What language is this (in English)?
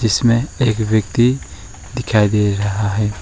Hindi